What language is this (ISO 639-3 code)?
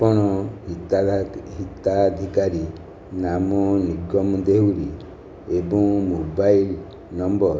ori